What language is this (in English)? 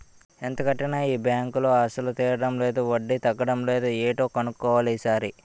Telugu